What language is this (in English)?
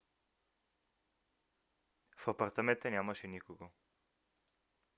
Bulgarian